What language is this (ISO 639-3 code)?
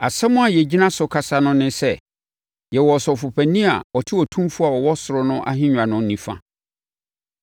aka